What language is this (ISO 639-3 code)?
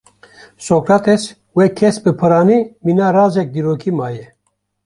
kur